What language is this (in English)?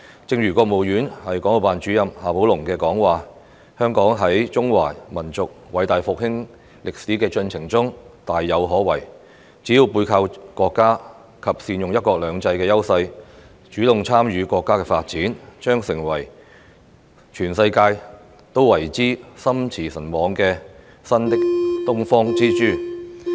Cantonese